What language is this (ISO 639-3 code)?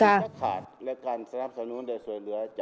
vie